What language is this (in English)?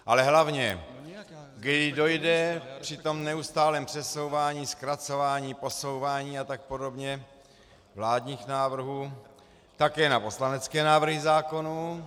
Czech